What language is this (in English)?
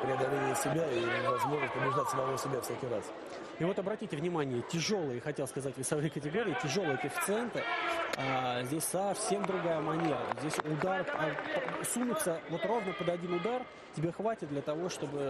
Russian